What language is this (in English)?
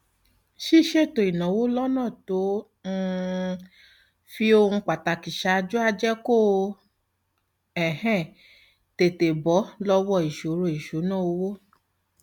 Yoruba